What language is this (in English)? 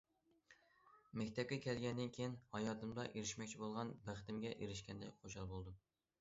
Uyghur